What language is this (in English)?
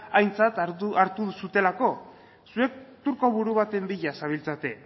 Basque